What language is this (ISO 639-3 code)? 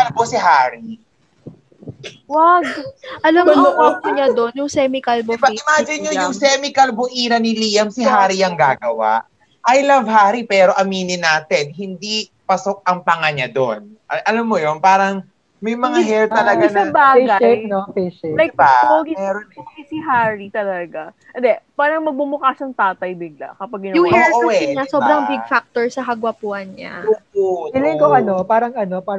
fil